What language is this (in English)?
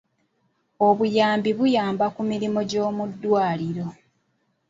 Ganda